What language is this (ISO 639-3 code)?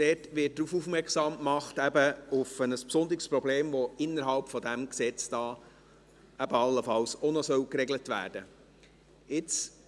gsw